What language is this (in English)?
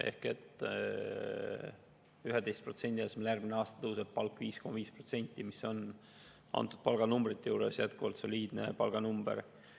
Estonian